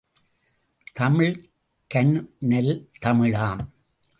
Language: Tamil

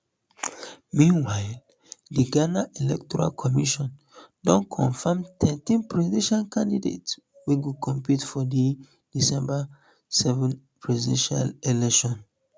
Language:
Nigerian Pidgin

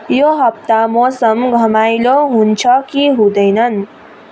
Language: Nepali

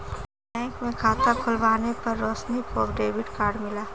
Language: Hindi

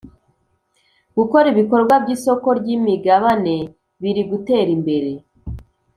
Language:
Kinyarwanda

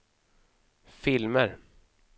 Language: Swedish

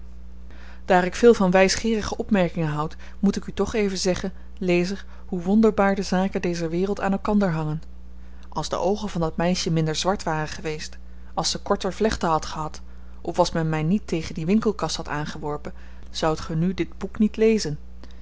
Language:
Dutch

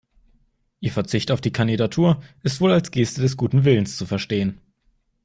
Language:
German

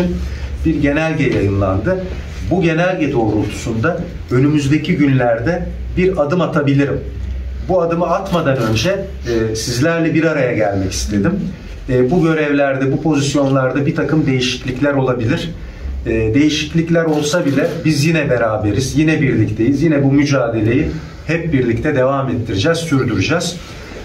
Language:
Turkish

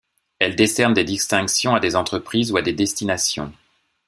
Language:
French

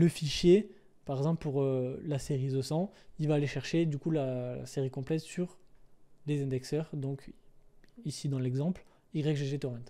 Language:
French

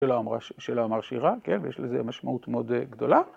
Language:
Hebrew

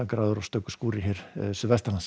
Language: Icelandic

